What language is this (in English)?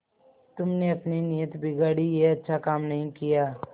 Hindi